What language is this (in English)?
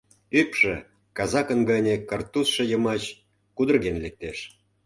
Mari